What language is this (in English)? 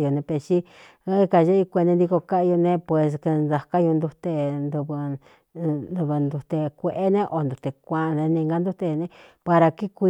Cuyamecalco Mixtec